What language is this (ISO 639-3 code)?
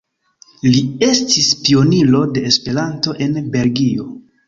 epo